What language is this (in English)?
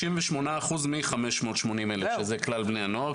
Hebrew